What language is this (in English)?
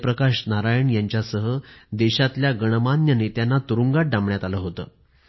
Marathi